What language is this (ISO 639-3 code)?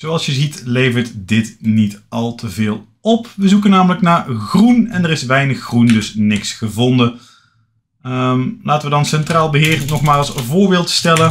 nld